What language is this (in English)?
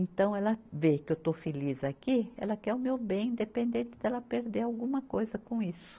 Portuguese